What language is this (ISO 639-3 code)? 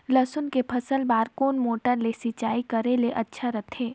hne